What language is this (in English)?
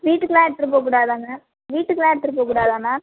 Tamil